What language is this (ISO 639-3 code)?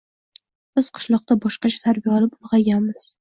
uzb